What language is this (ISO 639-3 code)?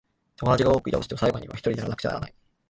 jpn